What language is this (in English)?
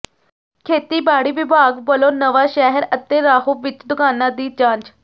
Punjabi